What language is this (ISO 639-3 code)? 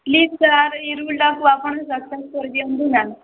ori